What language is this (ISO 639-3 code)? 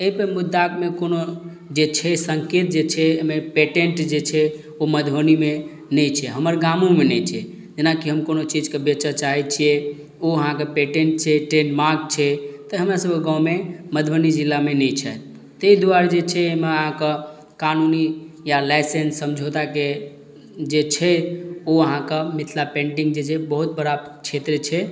mai